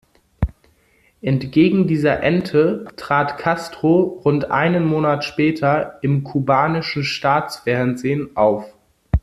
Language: German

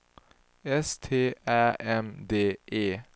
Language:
Swedish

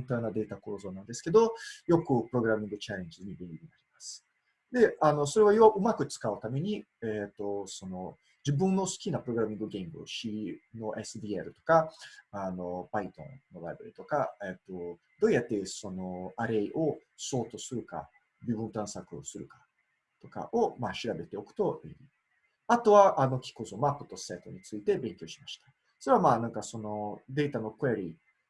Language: Japanese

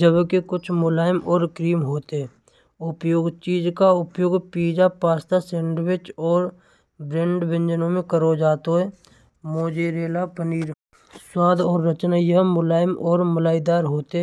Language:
Braj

